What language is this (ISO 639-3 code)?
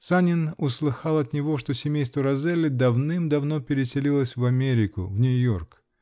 rus